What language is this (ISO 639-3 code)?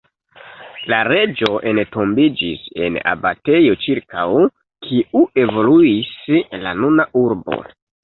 epo